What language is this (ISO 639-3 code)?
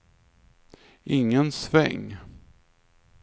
swe